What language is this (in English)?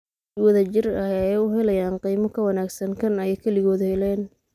Somali